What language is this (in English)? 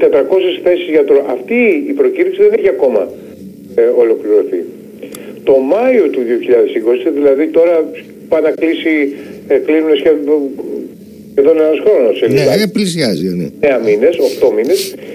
Greek